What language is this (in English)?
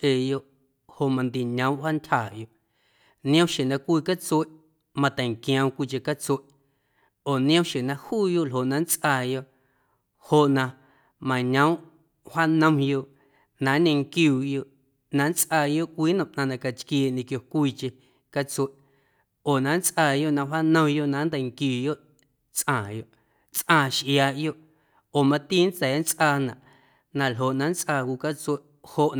Guerrero Amuzgo